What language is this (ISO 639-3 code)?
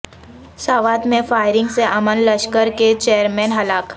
urd